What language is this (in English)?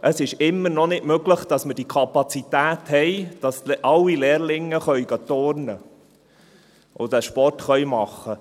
Swiss German